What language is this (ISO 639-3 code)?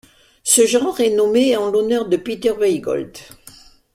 fra